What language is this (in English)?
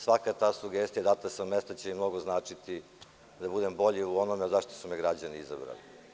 Serbian